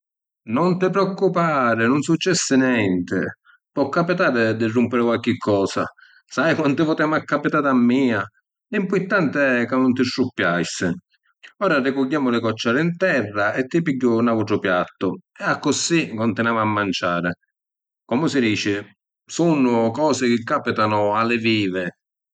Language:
Sicilian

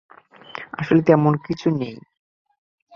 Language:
Bangla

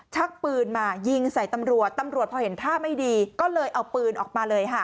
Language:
Thai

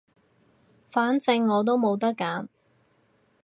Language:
Cantonese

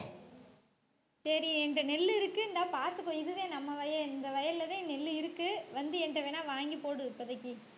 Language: Tamil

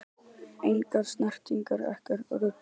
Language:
Icelandic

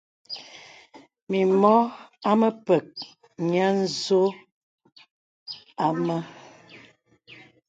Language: Bebele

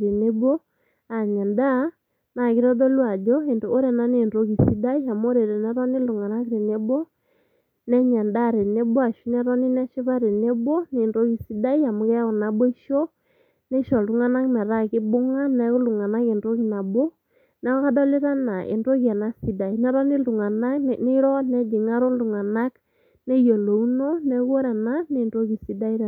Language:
Masai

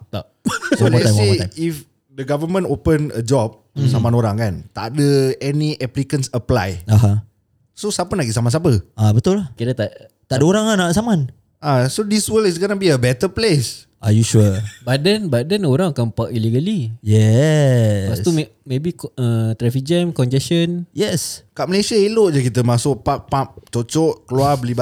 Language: Malay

